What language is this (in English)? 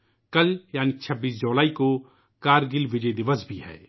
Urdu